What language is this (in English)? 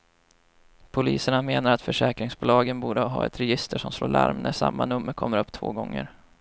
Swedish